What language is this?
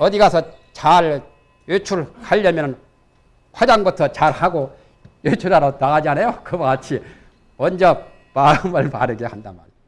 Korean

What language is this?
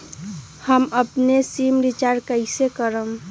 Magahi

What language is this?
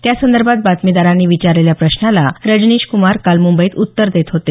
Marathi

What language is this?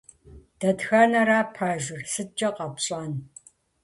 Kabardian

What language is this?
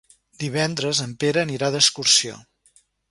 Catalan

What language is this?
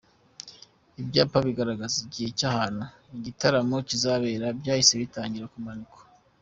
Kinyarwanda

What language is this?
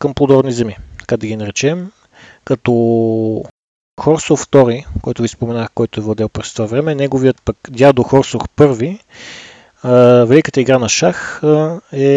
Bulgarian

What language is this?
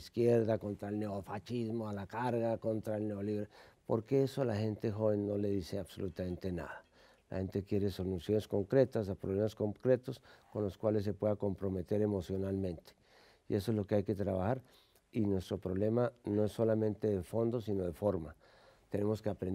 Spanish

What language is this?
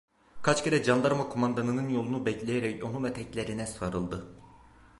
Turkish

